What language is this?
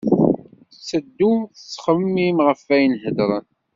Kabyle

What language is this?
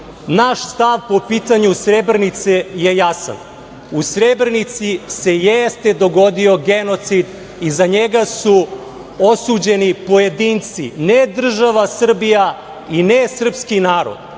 Serbian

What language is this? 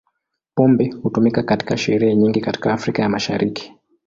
Swahili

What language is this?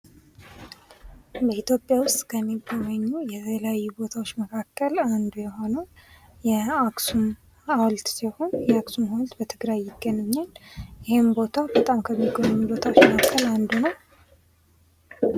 Amharic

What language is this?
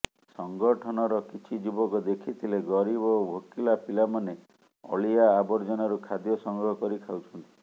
Odia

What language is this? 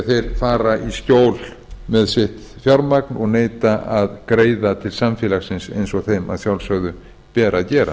Icelandic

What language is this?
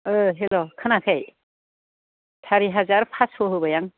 Bodo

